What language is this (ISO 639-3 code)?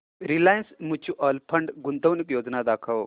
mar